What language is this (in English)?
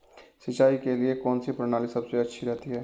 Hindi